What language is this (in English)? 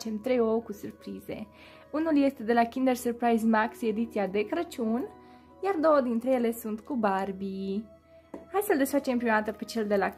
Romanian